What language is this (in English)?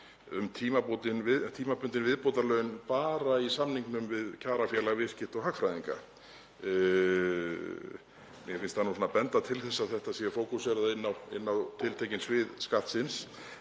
Icelandic